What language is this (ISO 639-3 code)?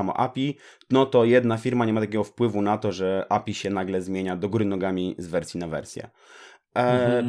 pol